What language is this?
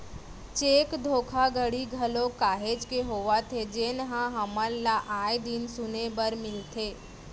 Chhattisgarhi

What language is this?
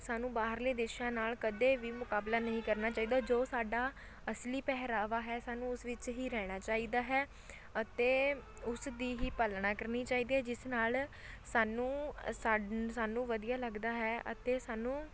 Punjabi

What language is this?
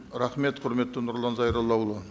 Kazakh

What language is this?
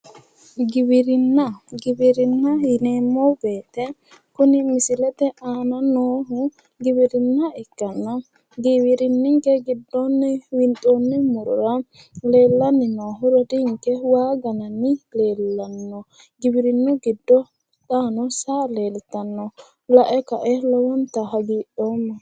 Sidamo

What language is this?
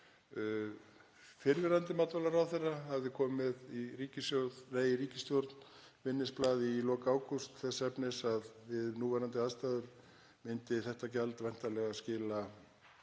Icelandic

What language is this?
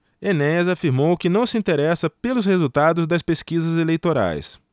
Portuguese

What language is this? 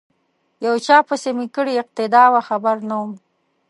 Pashto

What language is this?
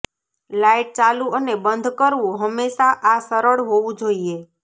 Gujarati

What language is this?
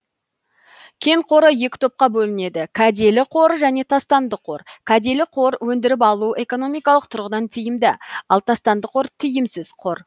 Kazakh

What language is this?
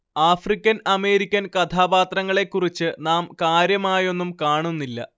Malayalam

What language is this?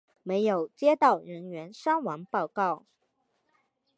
Chinese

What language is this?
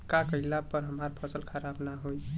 Bhojpuri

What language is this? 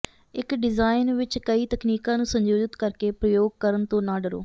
Punjabi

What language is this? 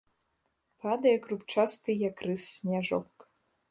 Belarusian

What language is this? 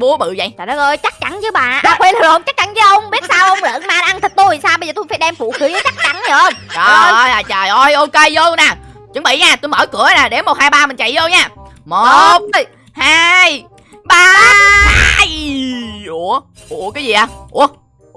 Vietnamese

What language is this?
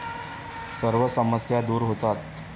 Marathi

